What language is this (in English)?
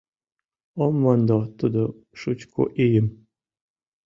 Mari